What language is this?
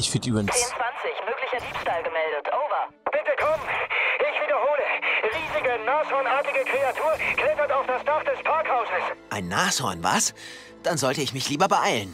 German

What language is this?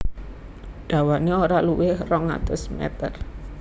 Javanese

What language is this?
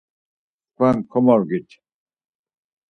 Laz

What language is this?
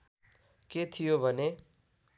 Nepali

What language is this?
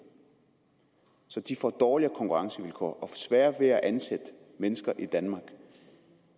Danish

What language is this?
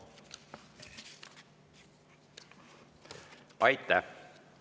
Estonian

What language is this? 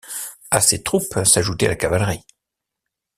French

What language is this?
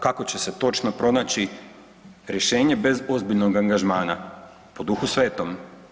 Croatian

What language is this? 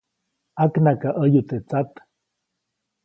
Copainalá Zoque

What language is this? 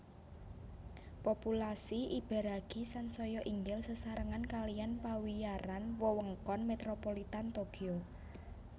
Javanese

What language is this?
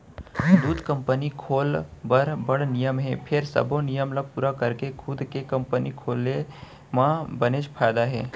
Chhattisgarhi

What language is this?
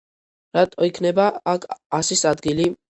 Georgian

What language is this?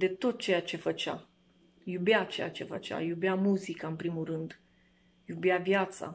Romanian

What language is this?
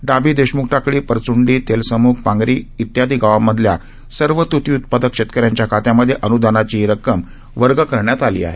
Marathi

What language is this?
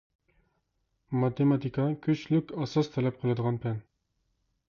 Uyghur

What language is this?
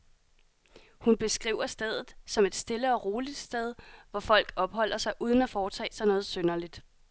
Danish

